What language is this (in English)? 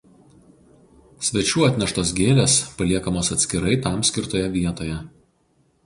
Lithuanian